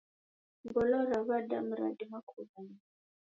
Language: Taita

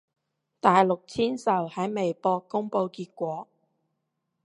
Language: Cantonese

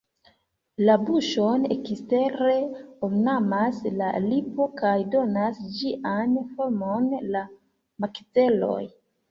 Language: Esperanto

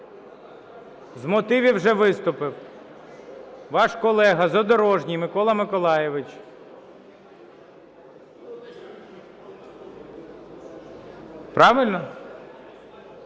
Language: Ukrainian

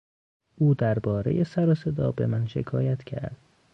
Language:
Persian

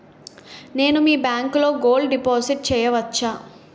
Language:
Telugu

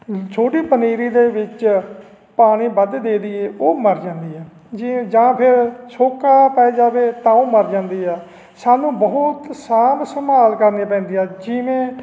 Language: Punjabi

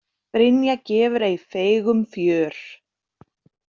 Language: Icelandic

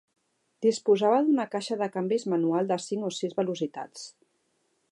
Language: Catalan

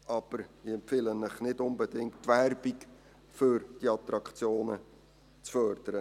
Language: Swiss German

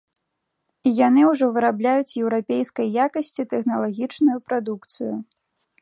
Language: Belarusian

